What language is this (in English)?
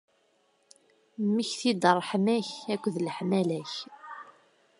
Kabyle